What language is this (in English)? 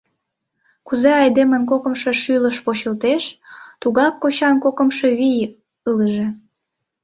Mari